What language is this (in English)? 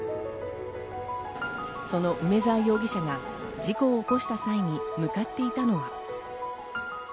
Japanese